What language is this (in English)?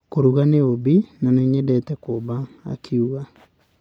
Kikuyu